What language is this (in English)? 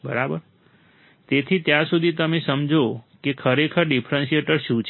Gujarati